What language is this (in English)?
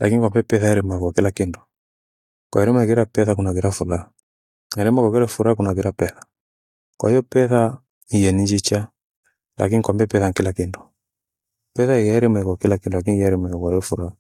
Gweno